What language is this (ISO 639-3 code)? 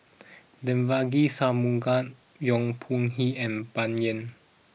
eng